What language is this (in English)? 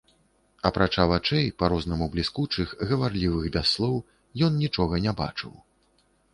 Belarusian